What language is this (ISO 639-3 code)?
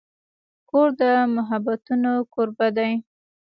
pus